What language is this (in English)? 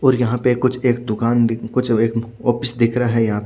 Hindi